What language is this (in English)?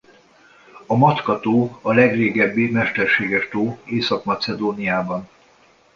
Hungarian